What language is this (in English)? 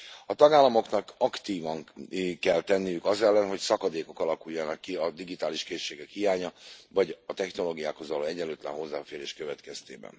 Hungarian